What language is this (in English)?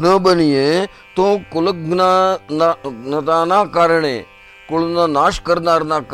Gujarati